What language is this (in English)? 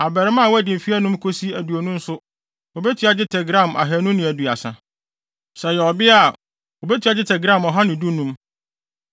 Akan